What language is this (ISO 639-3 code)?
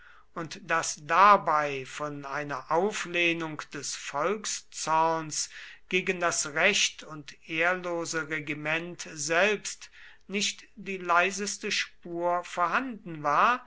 deu